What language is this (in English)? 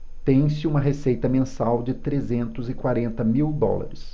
Portuguese